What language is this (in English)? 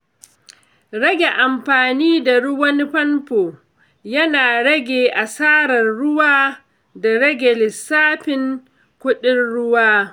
Hausa